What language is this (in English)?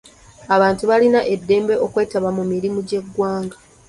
Ganda